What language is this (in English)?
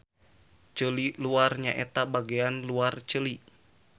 Sundanese